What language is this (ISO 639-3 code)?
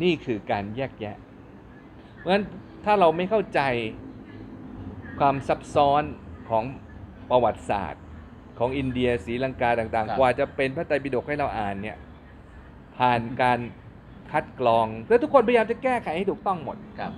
tha